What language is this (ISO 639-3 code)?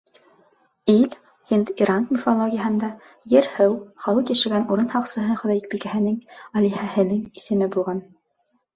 bak